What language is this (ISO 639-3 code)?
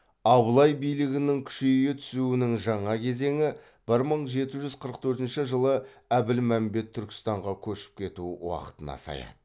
kaz